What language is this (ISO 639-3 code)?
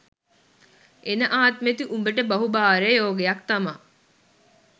sin